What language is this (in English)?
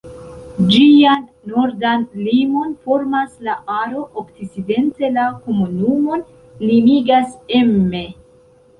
Esperanto